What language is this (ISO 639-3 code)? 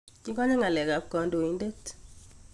kln